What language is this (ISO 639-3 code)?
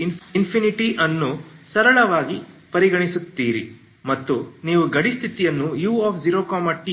kan